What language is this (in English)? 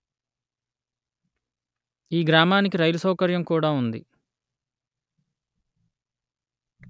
Telugu